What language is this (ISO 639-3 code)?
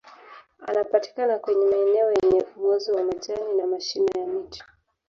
swa